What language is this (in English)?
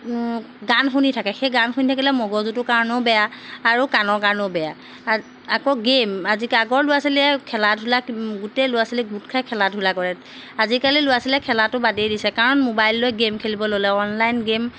Assamese